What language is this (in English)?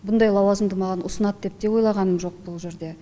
Kazakh